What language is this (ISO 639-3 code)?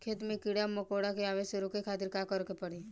bho